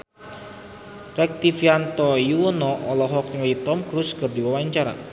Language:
Sundanese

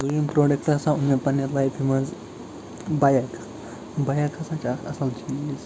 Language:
Kashmiri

